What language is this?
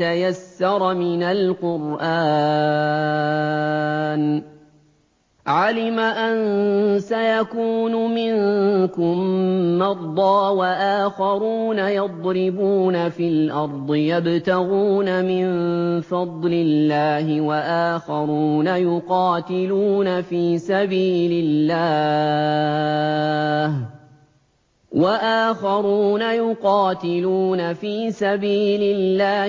Arabic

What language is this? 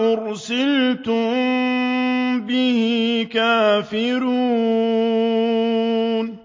Arabic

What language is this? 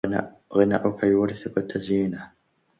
Arabic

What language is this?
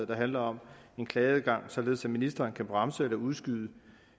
Danish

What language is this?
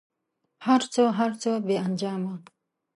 Pashto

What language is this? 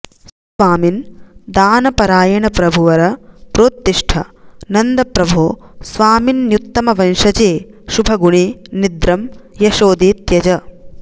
Sanskrit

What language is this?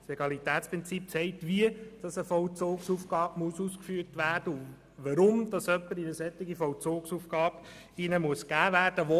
Swiss German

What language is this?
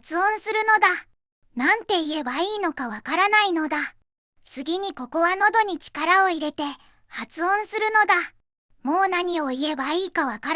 Japanese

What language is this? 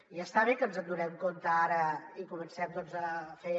Catalan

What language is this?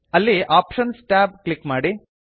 Kannada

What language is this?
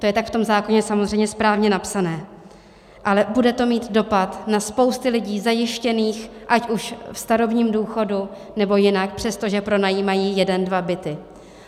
Czech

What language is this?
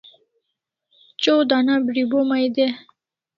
Kalasha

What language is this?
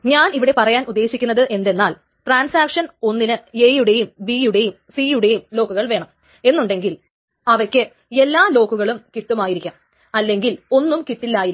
Malayalam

